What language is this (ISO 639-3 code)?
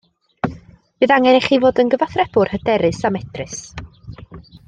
cym